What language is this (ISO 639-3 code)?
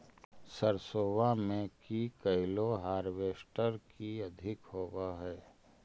mag